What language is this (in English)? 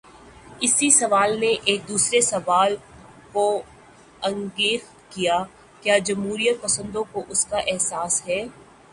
Urdu